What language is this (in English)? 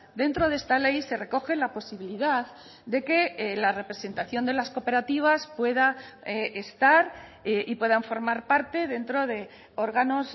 Spanish